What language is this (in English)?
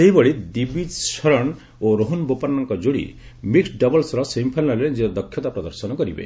Odia